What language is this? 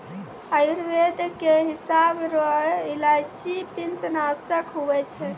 Maithili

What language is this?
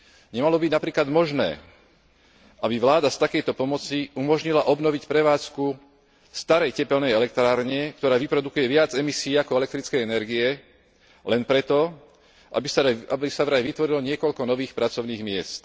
Slovak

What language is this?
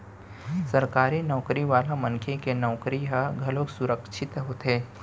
Chhattisgarhi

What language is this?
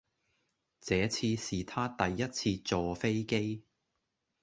Cantonese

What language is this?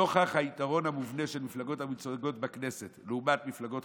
Hebrew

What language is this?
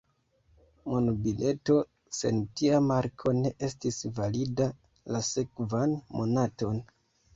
Esperanto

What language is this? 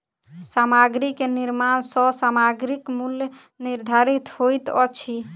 Maithili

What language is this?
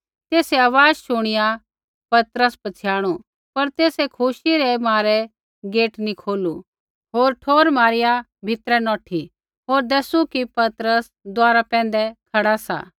Kullu Pahari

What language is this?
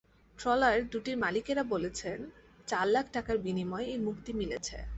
Bangla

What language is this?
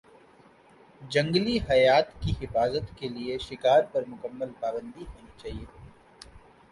Urdu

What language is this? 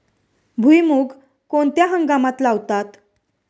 Marathi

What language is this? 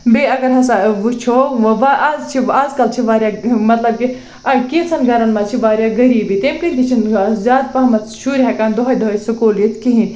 Kashmiri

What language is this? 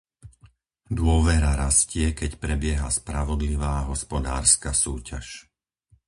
Slovak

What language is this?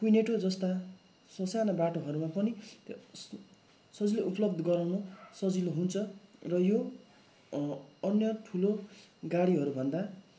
Nepali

